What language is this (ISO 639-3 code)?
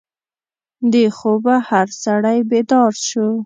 pus